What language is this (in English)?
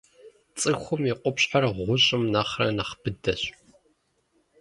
Kabardian